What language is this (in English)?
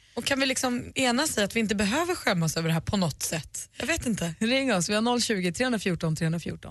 Swedish